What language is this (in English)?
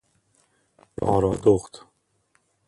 Persian